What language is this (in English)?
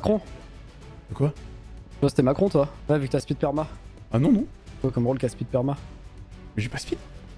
French